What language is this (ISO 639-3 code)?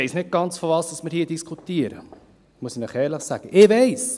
gsw